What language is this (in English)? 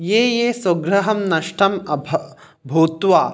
Sanskrit